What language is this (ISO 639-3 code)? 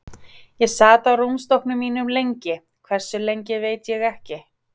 isl